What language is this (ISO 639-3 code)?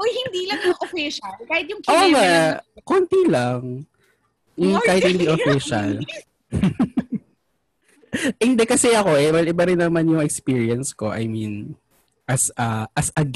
fil